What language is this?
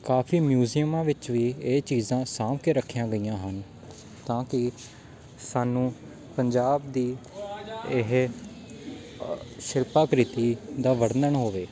Punjabi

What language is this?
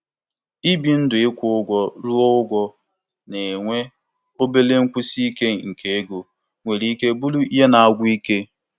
Igbo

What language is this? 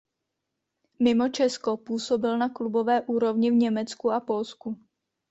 Czech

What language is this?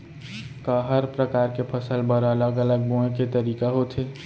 Chhattisgarhi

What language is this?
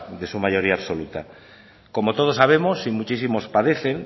Spanish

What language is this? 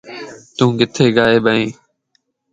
Lasi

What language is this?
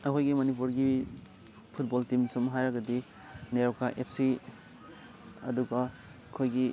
Manipuri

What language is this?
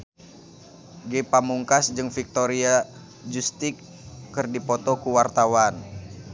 Sundanese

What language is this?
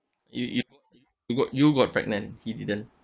English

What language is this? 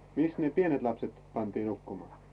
Finnish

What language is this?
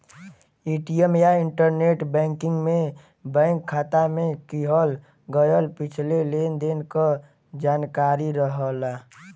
Bhojpuri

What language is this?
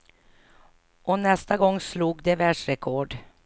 Swedish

